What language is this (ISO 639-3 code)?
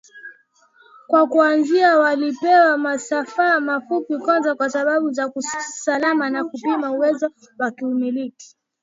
swa